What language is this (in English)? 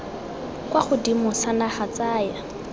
Tswana